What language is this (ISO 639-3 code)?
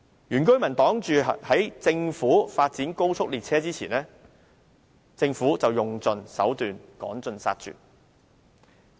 yue